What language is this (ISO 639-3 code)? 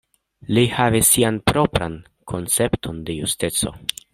epo